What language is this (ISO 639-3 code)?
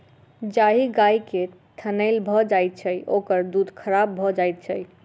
mai